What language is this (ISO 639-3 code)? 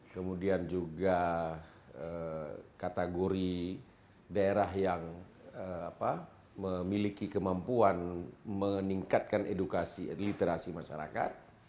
ind